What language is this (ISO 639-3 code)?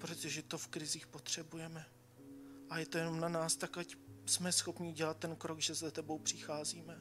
ces